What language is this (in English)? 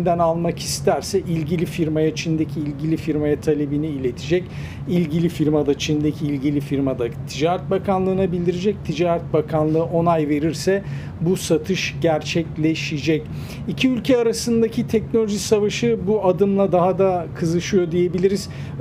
Turkish